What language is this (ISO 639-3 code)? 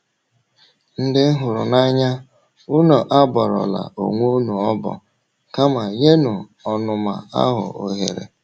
ibo